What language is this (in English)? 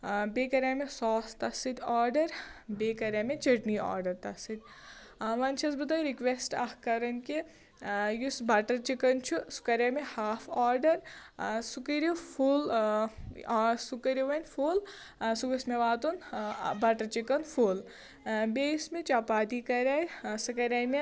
Kashmiri